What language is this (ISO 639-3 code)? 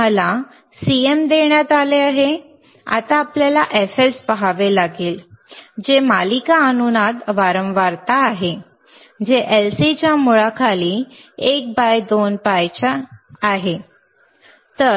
mar